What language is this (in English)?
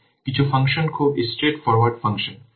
Bangla